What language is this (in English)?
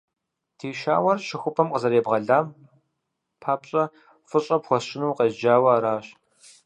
Kabardian